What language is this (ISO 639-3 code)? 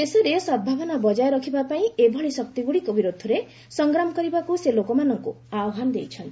ori